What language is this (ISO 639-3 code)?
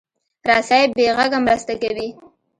pus